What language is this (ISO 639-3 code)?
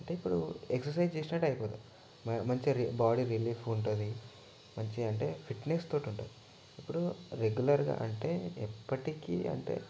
tel